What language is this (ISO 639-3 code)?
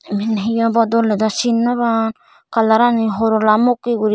ccp